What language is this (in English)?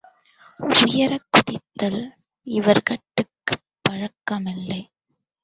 Tamil